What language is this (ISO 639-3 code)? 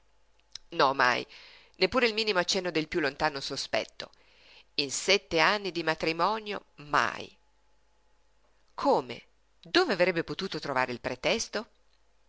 ita